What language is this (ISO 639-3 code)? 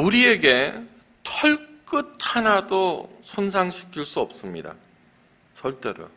kor